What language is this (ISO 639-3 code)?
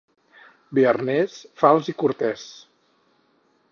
cat